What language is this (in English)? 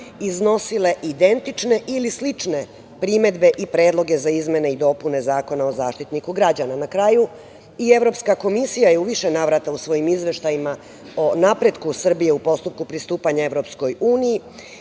Serbian